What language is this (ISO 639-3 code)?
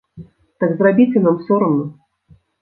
bel